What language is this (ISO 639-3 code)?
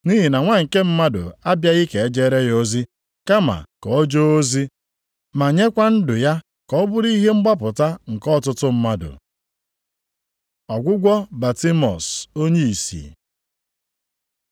ibo